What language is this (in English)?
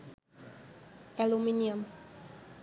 Bangla